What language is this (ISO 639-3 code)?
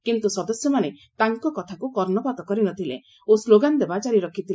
ori